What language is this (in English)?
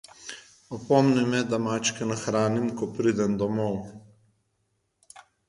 Slovenian